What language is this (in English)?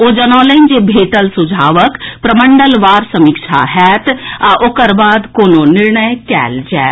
Maithili